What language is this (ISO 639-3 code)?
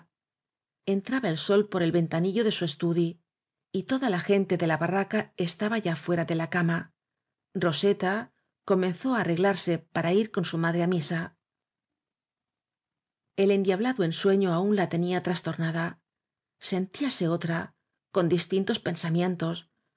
spa